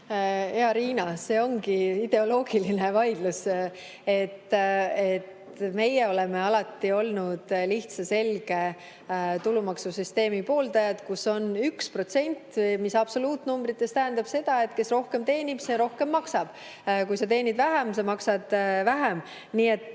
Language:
Estonian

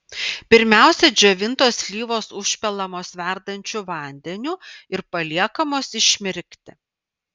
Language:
Lithuanian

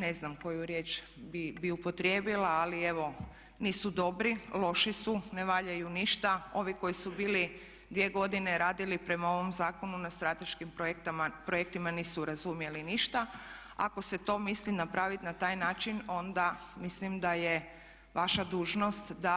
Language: Croatian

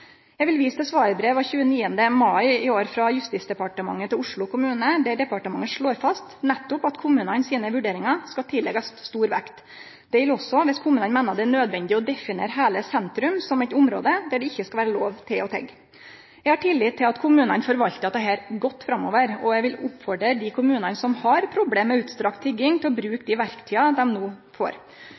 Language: Norwegian Nynorsk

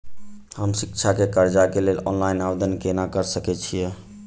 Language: Maithili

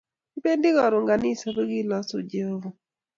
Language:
Kalenjin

